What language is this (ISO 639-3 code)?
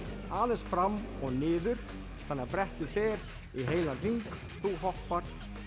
isl